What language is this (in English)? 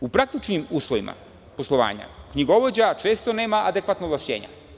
Serbian